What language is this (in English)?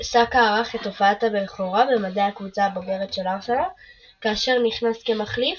Hebrew